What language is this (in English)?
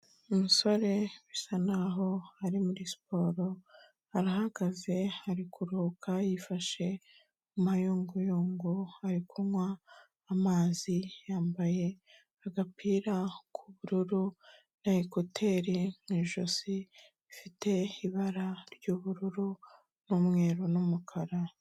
Kinyarwanda